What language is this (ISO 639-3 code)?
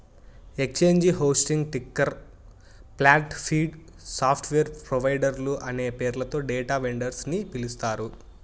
tel